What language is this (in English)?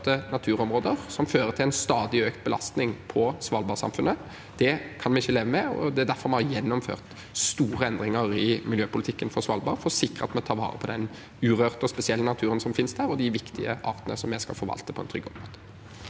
Norwegian